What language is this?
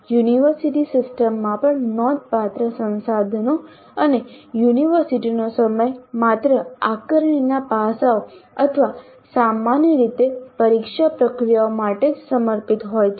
Gujarati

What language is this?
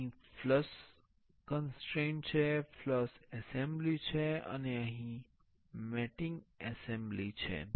Gujarati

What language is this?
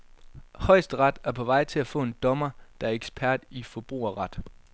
Danish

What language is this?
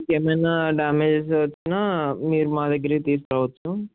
Telugu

